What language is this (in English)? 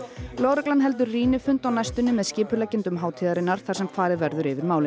Icelandic